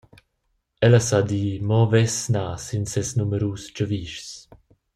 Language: Romansh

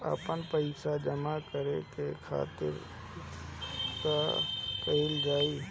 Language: Bhojpuri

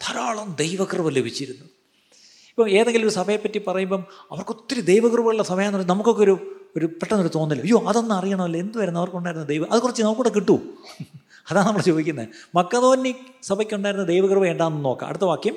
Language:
Malayalam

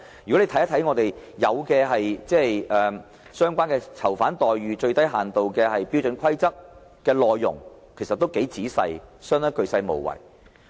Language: Cantonese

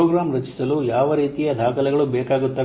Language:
Kannada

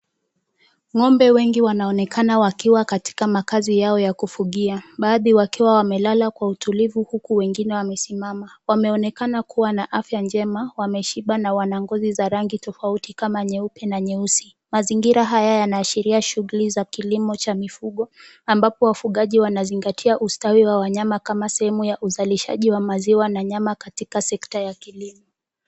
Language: Swahili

